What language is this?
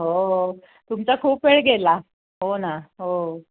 Marathi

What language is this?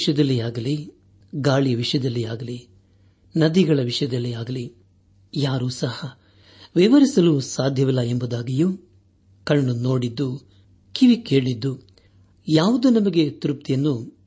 Kannada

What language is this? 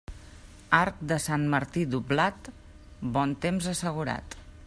Catalan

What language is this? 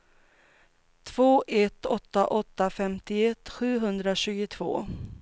Swedish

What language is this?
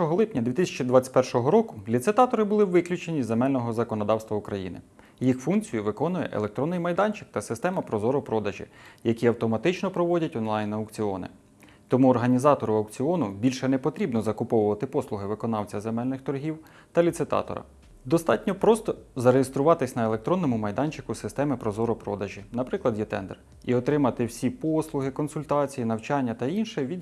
Ukrainian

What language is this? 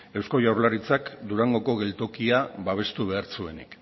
Basque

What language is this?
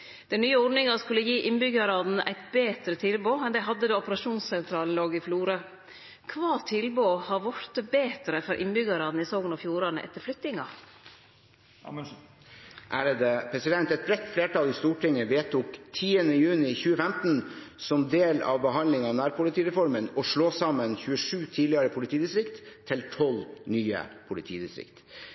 Norwegian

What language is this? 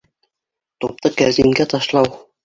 Bashkir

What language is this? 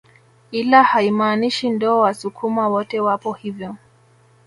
Swahili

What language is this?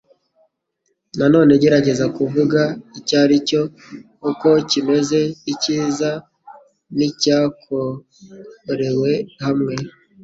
Kinyarwanda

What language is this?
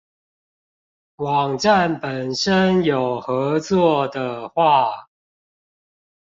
Chinese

